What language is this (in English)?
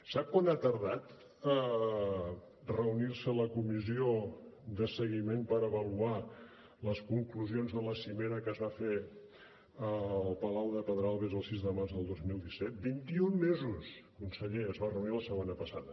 Catalan